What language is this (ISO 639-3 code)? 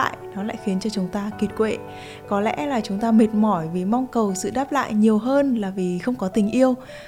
vie